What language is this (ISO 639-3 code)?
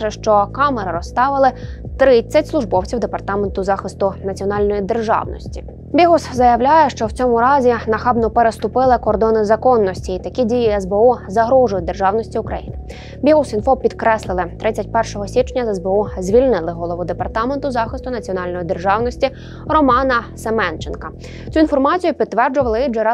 ukr